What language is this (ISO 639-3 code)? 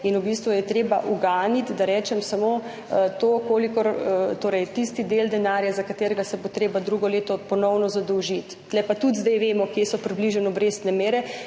slv